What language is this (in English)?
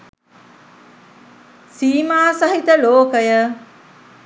Sinhala